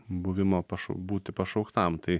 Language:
Lithuanian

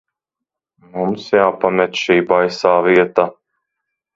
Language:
Latvian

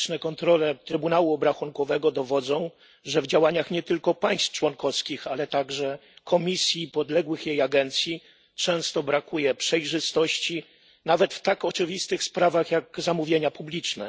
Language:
Polish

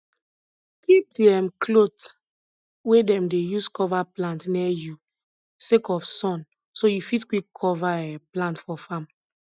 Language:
Nigerian Pidgin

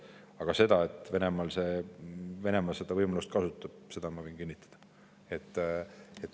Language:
Estonian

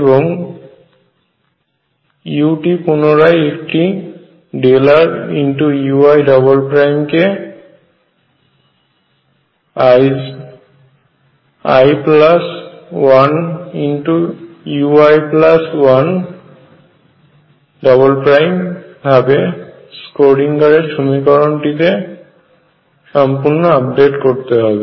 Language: Bangla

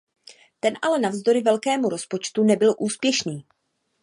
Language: Czech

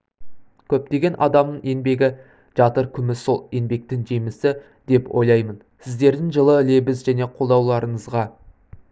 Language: Kazakh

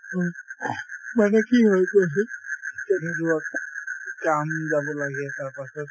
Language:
Assamese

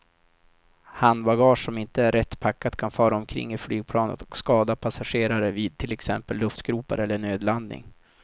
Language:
Swedish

